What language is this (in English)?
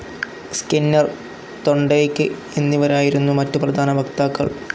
Malayalam